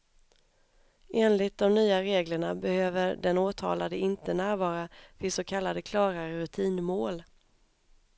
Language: Swedish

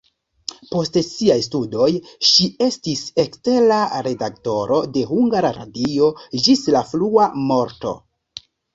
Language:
Esperanto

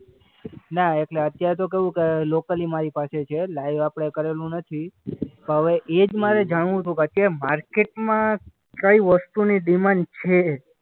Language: Gujarati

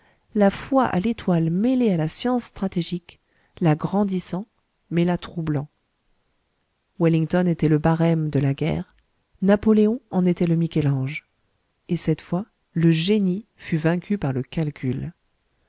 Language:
French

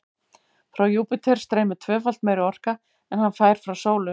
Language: Icelandic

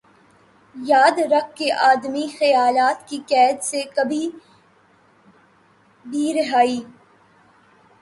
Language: Urdu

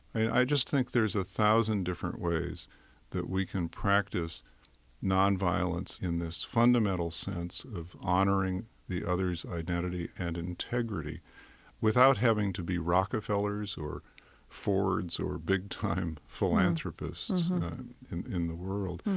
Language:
English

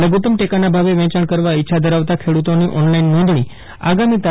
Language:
Gujarati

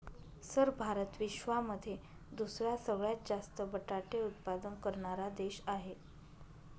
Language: Marathi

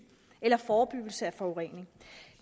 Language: Danish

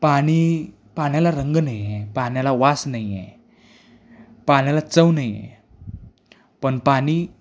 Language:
Marathi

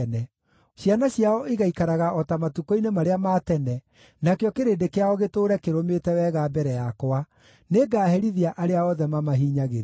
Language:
Kikuyu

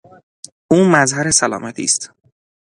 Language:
Persian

